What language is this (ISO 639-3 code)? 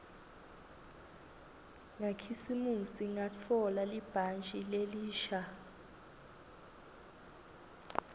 ssw